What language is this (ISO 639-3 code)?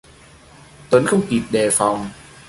vie